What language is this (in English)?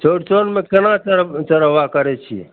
Maithili